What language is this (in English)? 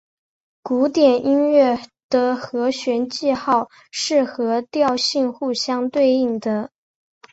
Chinese